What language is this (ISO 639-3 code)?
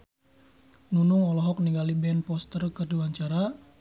sun